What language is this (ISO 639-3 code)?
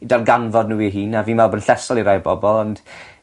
cym